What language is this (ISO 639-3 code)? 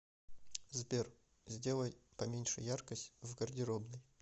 rus